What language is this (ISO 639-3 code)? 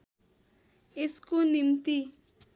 nep